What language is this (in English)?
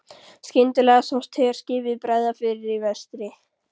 Icelandic